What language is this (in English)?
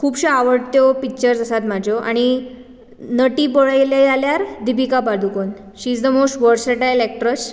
Konkani